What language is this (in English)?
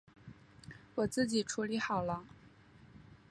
Chinese